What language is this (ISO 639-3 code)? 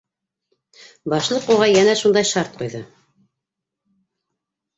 bak